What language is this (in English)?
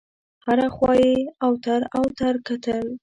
Pashto